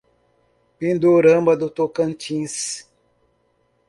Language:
Portuguese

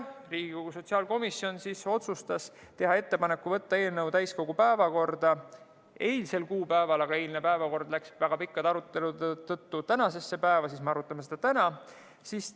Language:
Estonian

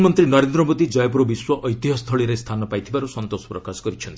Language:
Odia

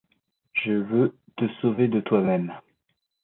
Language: French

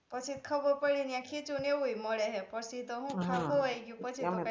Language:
Gujarati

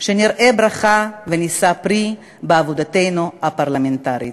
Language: Hebrew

